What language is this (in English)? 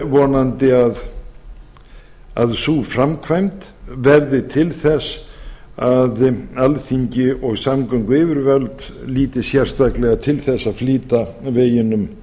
Icelandic